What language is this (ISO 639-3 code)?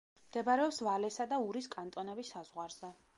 kat